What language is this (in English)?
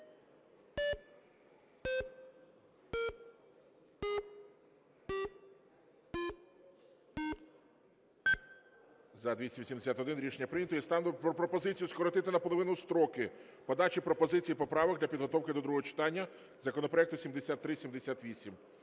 Ukrainian